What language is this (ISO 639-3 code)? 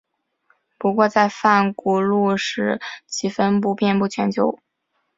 zho